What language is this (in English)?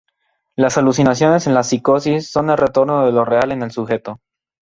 Spanish